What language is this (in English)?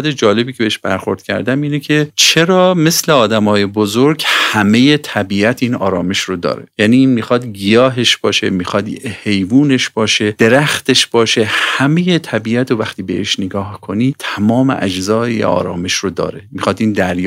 Persian